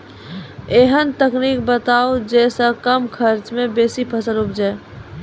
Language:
Maithili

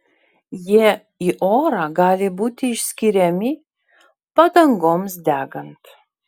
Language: Lithuanian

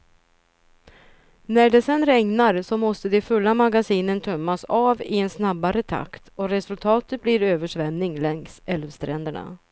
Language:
Swedish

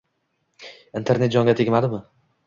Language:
Uzbek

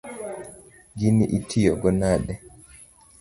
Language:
Luo (Kenya and Tanzania)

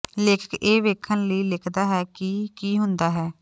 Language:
Punjabi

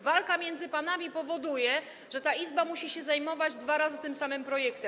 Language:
Polish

